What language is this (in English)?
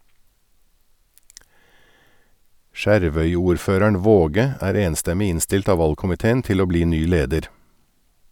Norwegian